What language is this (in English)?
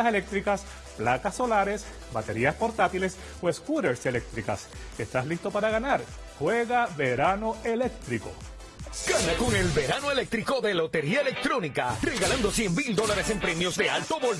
Spanish